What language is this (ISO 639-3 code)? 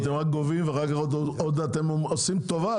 heb